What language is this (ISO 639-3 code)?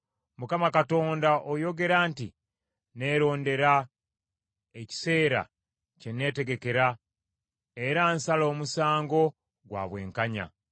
lug